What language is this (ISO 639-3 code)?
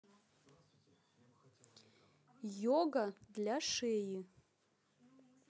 rus